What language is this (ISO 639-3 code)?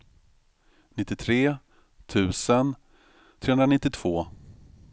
swe